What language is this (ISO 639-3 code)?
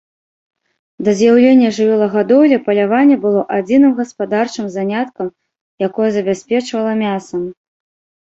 bel